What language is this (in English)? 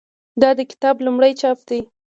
Pashto